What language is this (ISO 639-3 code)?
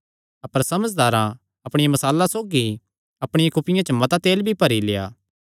xnr